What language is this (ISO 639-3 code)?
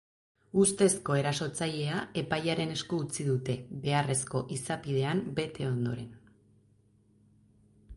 eus